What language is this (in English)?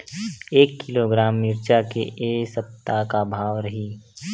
Chhattisgarhi